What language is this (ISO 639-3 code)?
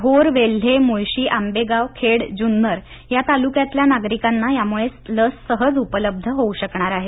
mar